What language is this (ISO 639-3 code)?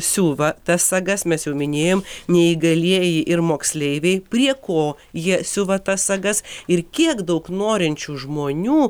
lit